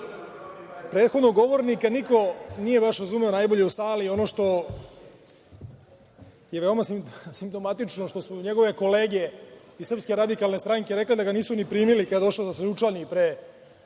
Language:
Serbian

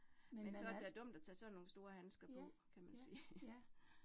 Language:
Danish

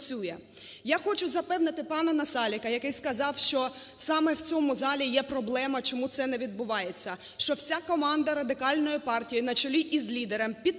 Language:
Ukrainian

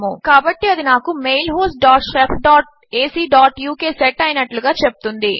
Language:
Telugu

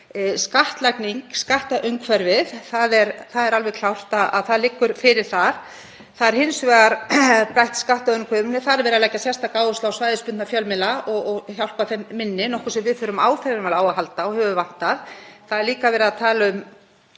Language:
Icelandic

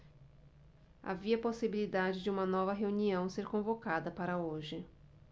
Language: Portuguese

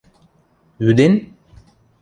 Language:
Western Mari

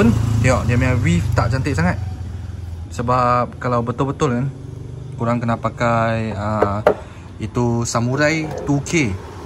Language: Malay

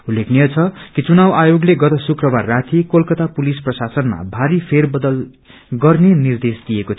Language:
Nepali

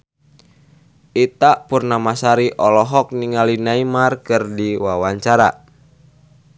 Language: Sundanese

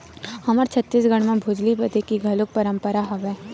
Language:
Chhattisgarhi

